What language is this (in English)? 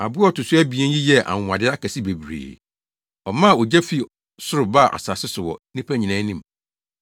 Akan